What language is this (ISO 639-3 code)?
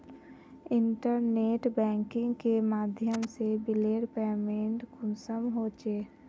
mag